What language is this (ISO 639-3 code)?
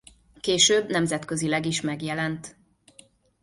hun